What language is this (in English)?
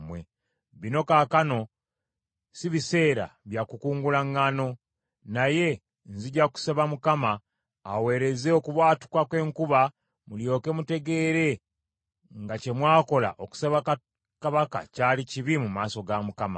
Ganda